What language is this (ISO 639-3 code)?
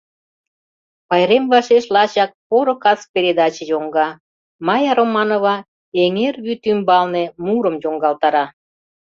chm